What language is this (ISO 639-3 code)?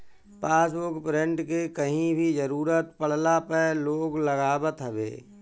bho